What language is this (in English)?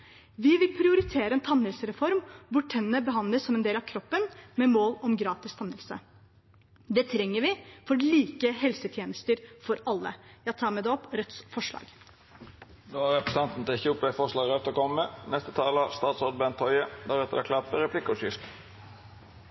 Norwegian